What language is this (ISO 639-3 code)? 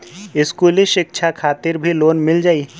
bho